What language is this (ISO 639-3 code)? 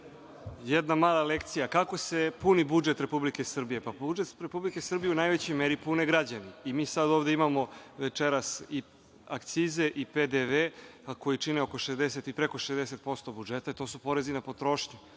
srp